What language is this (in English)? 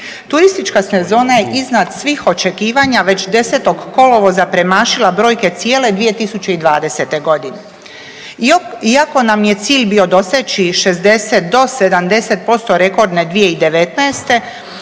Croatian